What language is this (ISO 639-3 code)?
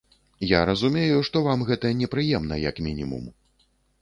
bel